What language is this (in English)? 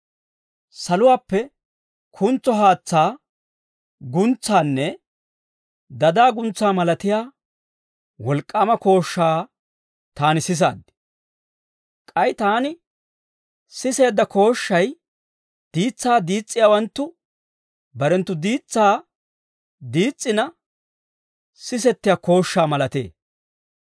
Dawro